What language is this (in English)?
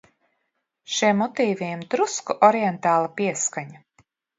Latvian